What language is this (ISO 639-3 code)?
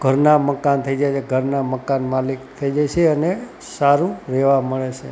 guj